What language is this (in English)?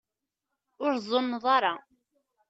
Kabyle